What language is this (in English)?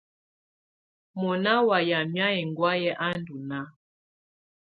Tunen